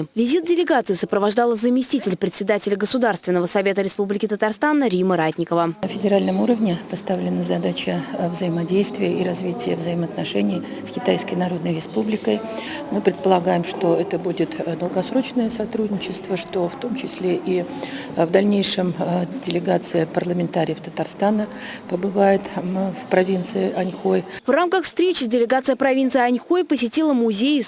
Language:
Russian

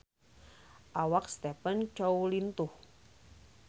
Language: Sundanese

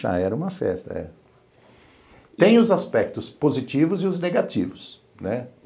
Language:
Portuguese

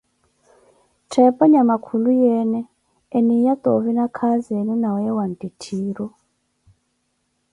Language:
Koti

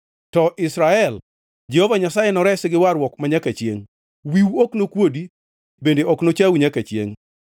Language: Luo (Kenya and Tanzania)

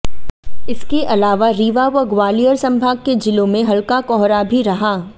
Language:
Hindi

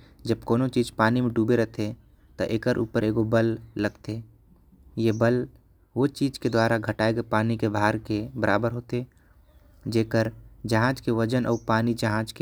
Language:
Korwa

